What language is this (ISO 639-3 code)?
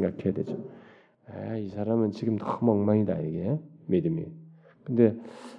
kor